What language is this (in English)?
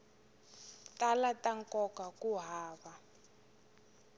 Tsonga